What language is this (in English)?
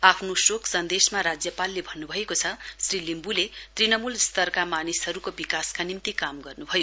Nepali